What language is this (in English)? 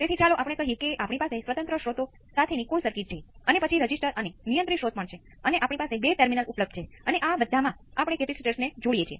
Gujarati